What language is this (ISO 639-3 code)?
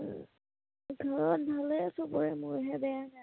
asm